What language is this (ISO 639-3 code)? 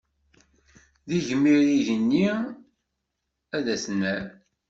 kab